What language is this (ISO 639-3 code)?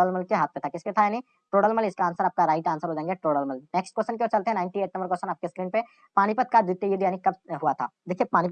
hin